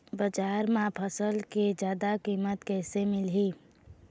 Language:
Chhattisgarhi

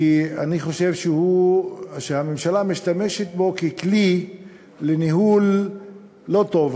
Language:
Hebrew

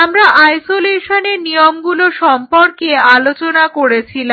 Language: Bangla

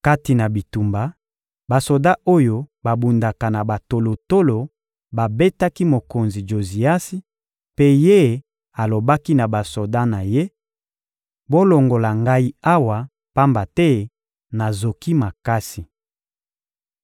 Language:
Lingala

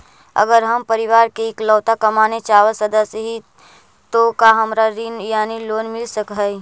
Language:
Magahi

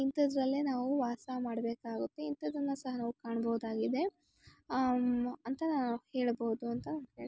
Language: Kannada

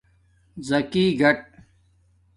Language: Domaaki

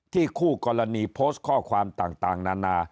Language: Thai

